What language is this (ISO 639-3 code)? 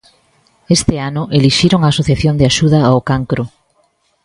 glg